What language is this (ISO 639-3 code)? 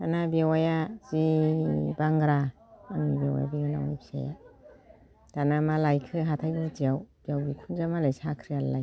brx